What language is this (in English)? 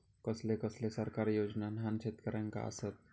Marathi